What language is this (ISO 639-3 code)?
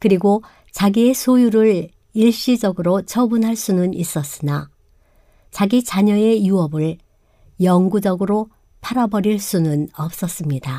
kor